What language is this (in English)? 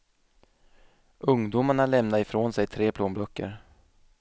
Swedish